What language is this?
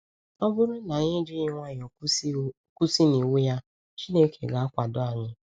Igbo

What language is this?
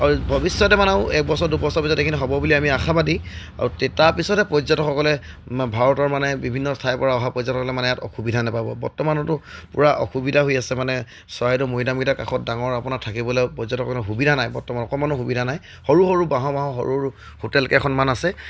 Assamese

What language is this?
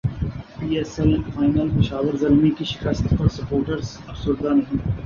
Urdu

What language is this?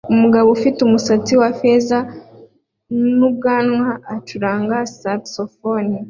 Kinyarwanda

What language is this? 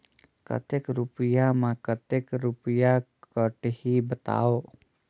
Chhattisgarhi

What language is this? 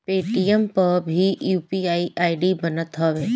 Bhojpuri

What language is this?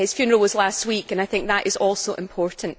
English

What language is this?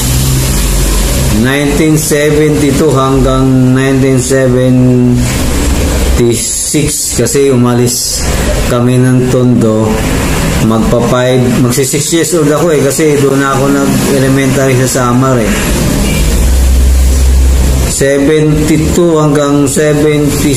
Filipino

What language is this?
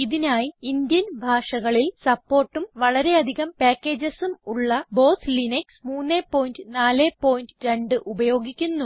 Malayalam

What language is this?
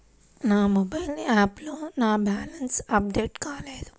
Telugu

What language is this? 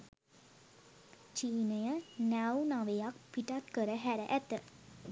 Sinhala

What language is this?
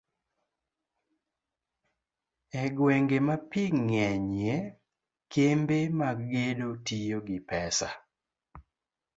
Luo (Kenya and Tanzania)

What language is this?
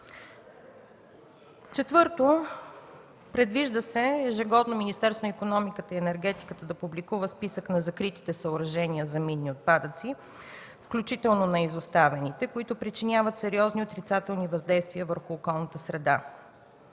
Bulgarian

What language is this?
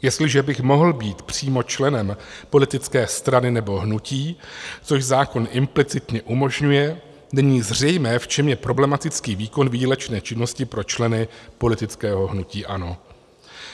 Czech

